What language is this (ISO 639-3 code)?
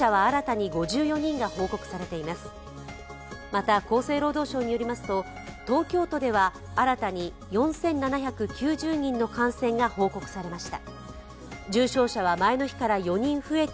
jpn